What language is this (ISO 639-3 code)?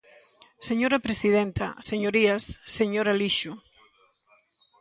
glg